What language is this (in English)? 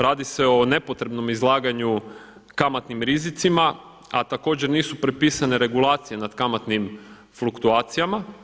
Croatian